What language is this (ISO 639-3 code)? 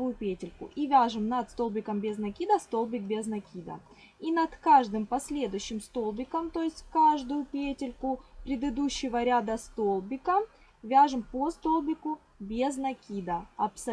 rus